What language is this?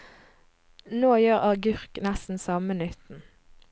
Norwegian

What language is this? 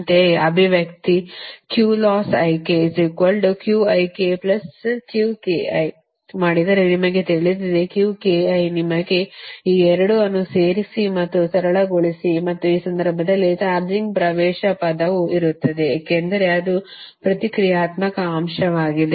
Kannada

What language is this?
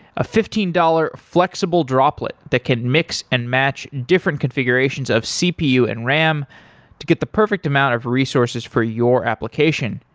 English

